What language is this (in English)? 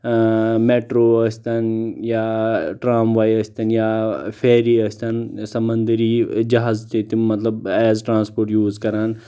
Kashmiri